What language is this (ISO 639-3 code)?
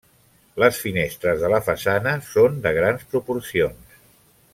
cat